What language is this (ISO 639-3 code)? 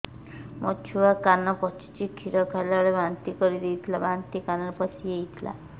ori